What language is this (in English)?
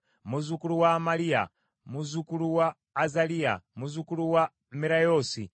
Ganda